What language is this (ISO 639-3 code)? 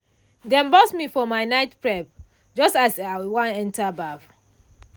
pcm